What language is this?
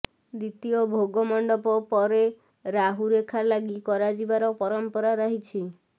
Odia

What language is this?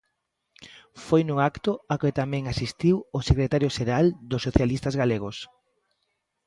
Galician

